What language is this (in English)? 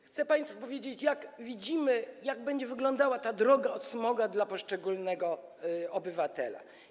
Polish